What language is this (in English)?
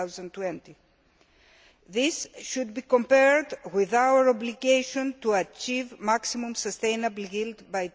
English